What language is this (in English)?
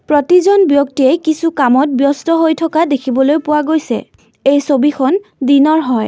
Assamese